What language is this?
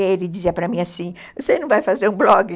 Portuguese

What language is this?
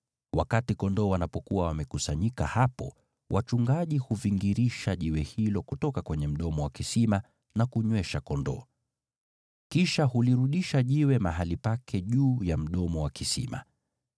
Swahili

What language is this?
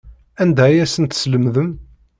Kabyle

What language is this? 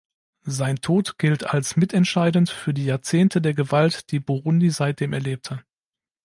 German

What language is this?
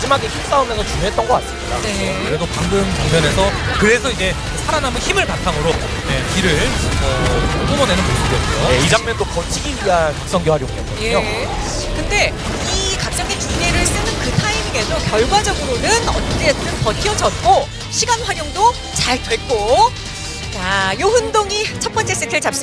Korean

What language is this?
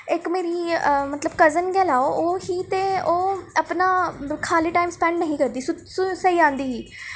Dogri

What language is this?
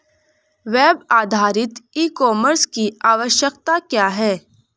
Hindi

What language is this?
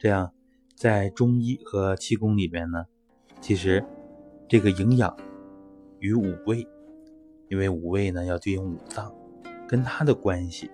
Chinese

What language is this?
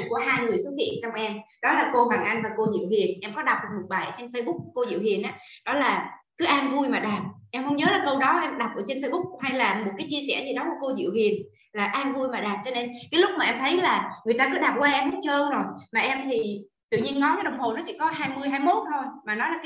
Vietnamese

